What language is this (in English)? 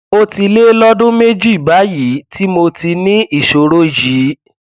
Yoruba